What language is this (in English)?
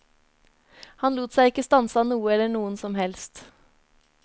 Norwegian